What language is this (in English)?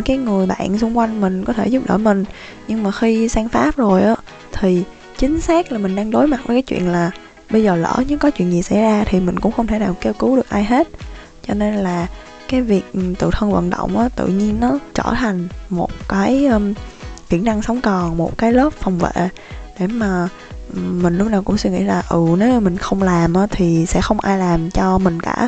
Vietnamese